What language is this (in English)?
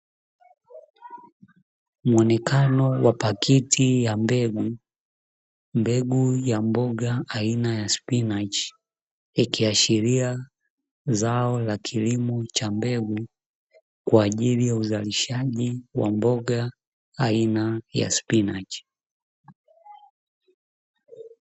Swahili